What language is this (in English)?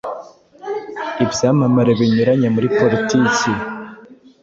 Kinyarwanda